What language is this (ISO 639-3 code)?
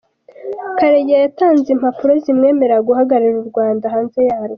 kin